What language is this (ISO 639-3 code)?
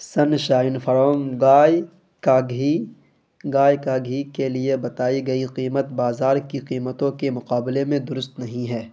urd